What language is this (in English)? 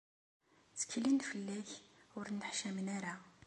Kabyle